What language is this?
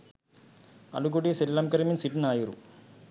Sinhala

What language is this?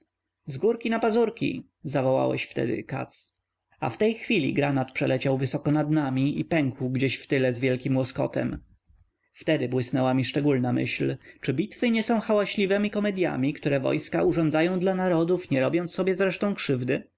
Polish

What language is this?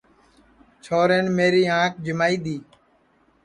Sansi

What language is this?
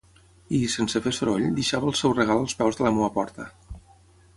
Catalan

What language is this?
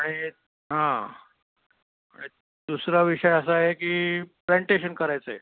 Marathi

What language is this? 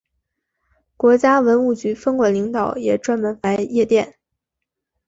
Chinese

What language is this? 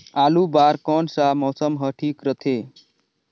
Chhattisgarhi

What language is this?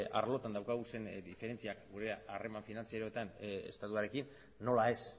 Basque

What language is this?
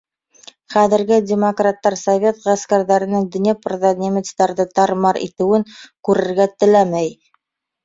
Bashkir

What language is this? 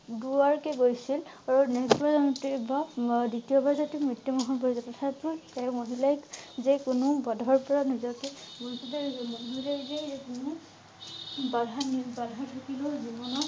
Assamese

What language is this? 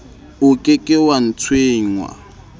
Southern Sotho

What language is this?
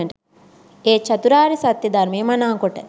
Sinhala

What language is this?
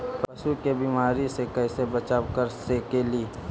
Magahi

